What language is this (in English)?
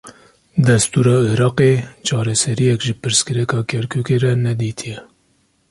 Kurdish